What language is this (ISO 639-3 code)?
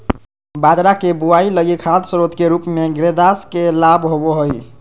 mag